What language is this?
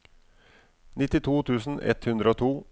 Norwegian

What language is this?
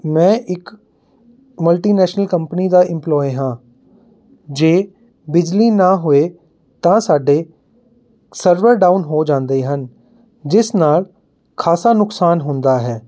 Punjabi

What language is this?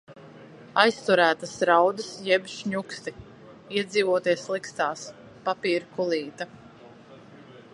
Latvian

